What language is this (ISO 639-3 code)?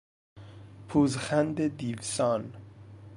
fas